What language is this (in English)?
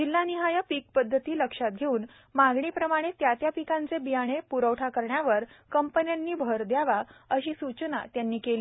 Marathi